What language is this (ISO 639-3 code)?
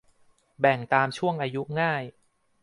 tha